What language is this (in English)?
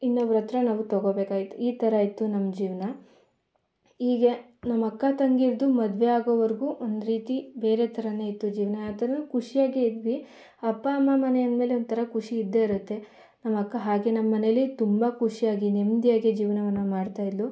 Kannada